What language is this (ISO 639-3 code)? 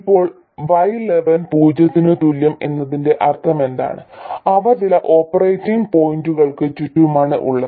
mal